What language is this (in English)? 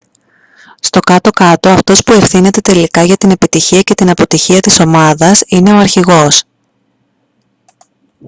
Greek